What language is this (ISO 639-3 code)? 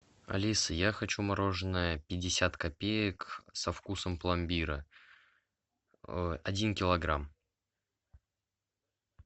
rus